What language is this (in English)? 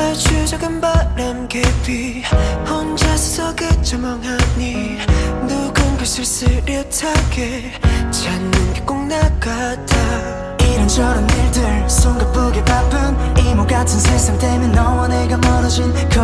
Korean